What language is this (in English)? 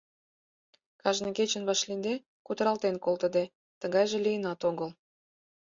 Mari